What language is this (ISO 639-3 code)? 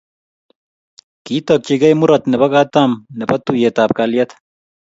kln